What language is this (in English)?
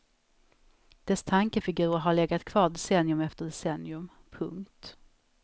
Swedish